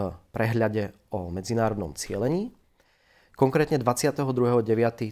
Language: Czech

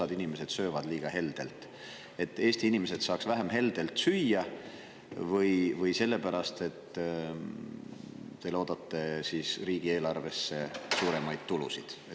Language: Estonian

